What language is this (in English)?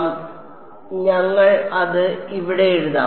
Malayalam